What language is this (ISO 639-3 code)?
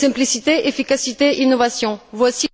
fra